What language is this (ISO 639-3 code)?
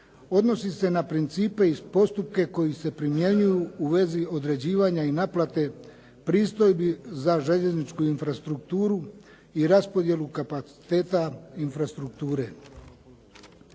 hrv